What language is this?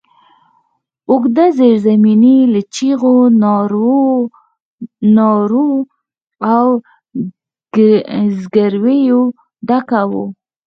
Pashto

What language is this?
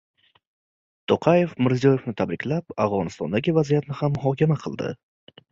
Uzbek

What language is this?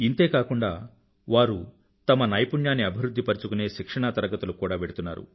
Telugu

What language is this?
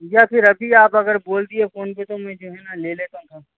Urdu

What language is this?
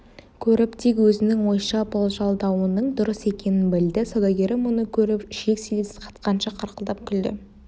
Kazakh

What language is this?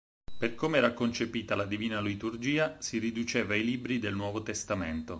Italian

